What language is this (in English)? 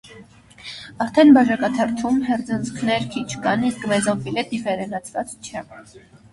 Armenian